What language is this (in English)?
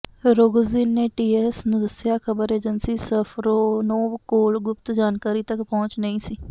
Punjabi